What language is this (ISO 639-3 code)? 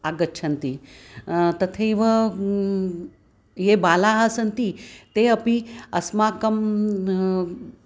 san